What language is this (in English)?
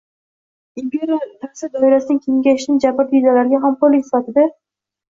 Uzbek